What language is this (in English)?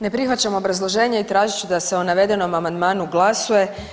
Croatian